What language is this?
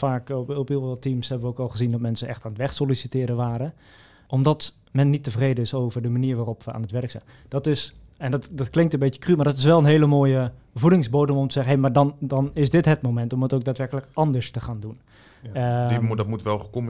Dutch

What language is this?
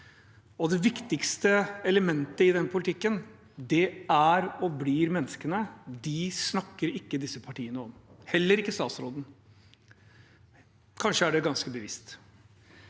Norwegian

